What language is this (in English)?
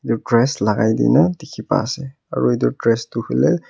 Naga Pidgin